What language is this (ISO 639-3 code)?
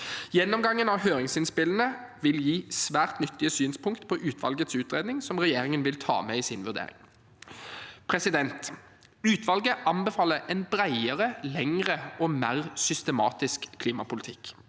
nor